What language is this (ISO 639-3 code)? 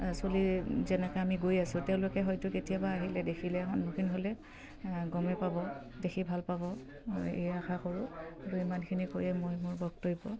asm